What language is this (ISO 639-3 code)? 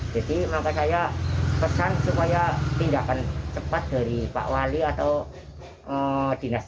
ind